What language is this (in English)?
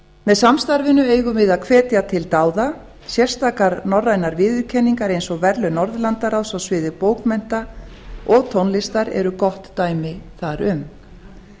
Icelandic